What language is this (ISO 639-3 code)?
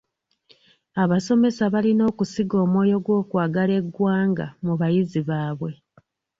lug